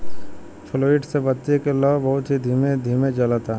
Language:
Bhojpuri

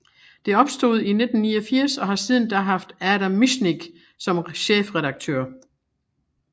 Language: Danish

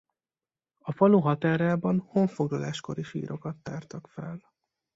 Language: Hungarian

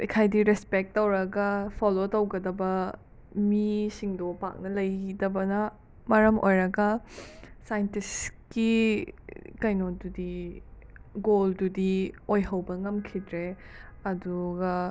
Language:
Manipuri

